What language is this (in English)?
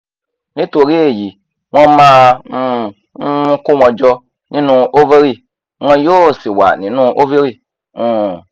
Yoruba